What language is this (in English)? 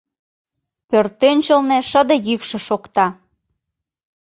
Mari